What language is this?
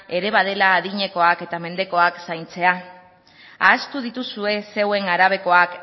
Basque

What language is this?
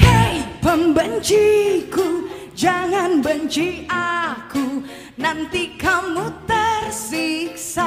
Indonesian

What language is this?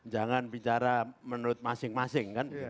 Indonesian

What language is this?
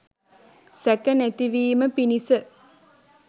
Sinhala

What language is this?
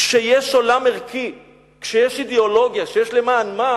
Hebrew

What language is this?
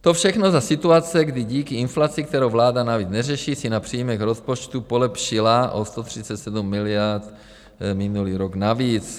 Czech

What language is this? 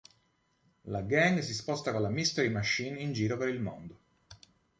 Italian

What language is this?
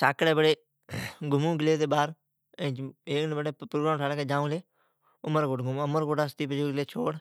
Od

